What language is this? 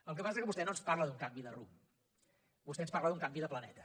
Catalan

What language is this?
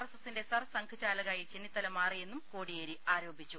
Malayalam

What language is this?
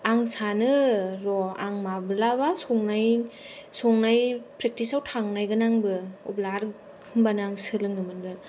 Bodo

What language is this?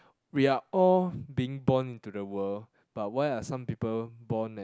English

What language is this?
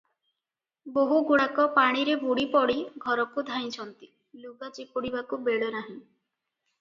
Odia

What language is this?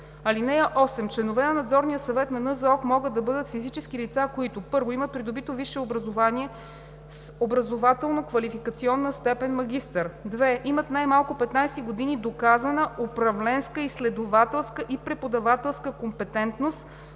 Bulgarian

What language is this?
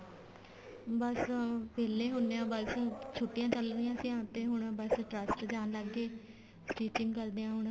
Punjabi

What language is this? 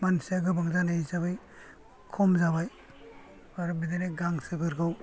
Bodo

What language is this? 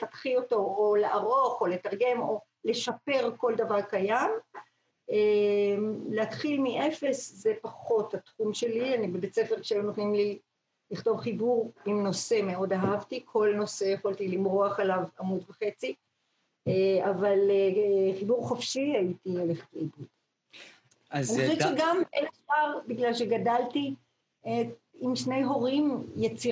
Hebrew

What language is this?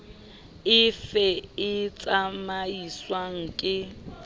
Southern Sotho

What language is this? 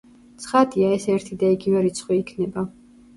Georgian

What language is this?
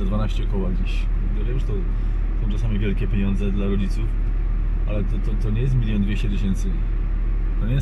Polish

